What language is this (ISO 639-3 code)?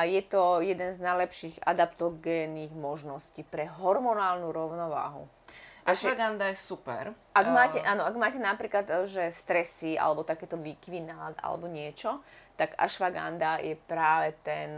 slk